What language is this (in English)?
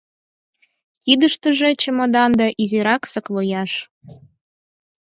Mari